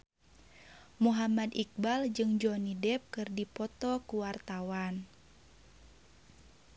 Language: Sundanese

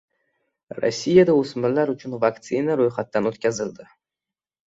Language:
Uzbek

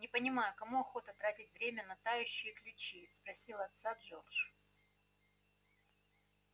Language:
Russian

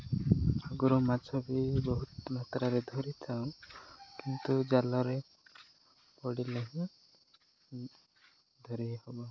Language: Odia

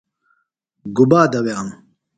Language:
Phalura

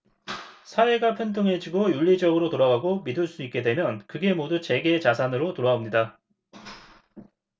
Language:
Korean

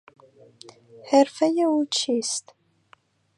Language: Persian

